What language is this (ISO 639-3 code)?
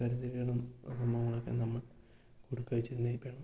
mal